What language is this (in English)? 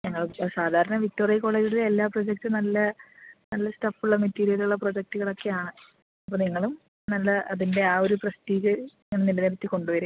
Malayalam